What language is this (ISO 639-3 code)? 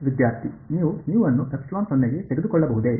kan